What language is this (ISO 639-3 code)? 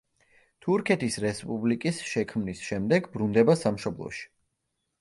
kat